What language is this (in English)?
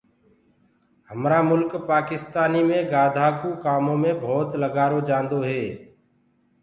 Gurgula